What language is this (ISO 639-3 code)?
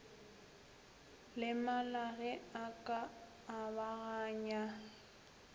nso